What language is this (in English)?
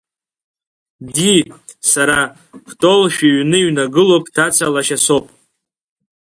Abkhazian